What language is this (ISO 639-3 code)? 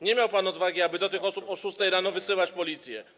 pol